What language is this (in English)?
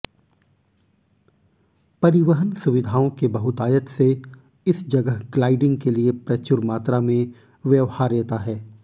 Hindi